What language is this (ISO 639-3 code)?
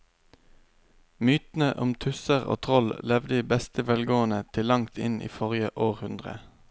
nor